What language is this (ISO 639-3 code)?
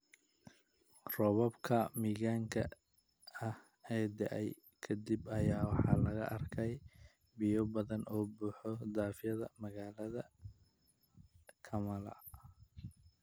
som